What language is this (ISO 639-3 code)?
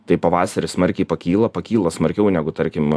lit